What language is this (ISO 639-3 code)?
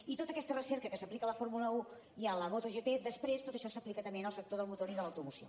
cat